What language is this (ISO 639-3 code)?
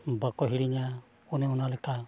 sat